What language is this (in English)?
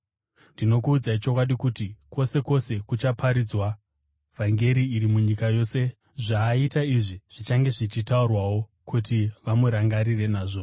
Shona